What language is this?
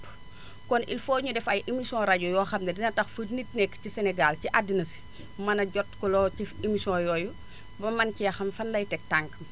Wolof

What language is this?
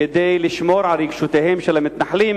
Hebrew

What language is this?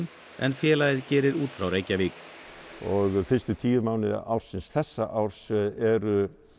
Icelandic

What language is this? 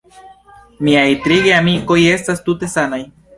Esperanto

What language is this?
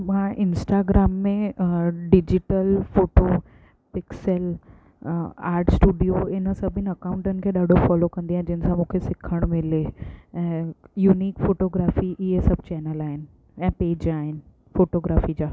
Sindhi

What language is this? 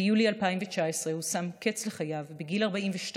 Hebrew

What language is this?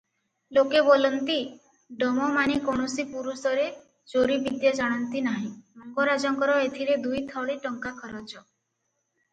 Odia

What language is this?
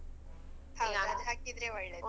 Kannada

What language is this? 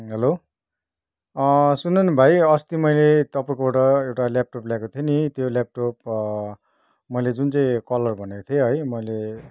Nepali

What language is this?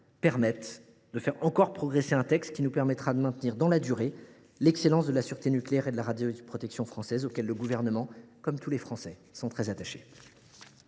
French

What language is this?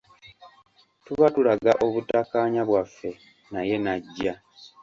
Ganda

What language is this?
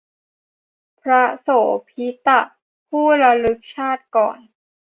Thai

